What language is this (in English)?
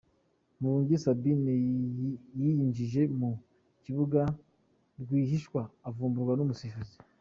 Kinyarwanda